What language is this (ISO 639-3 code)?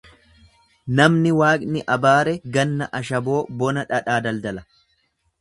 orm